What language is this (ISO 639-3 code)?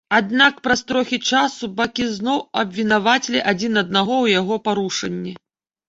bel